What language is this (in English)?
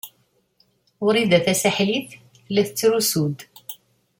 Kabyle